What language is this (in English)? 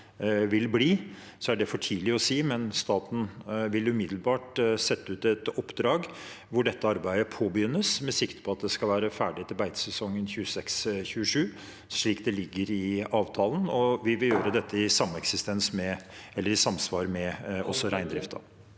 Norwegian